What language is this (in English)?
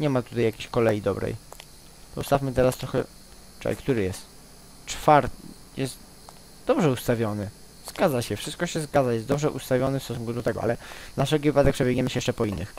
Polish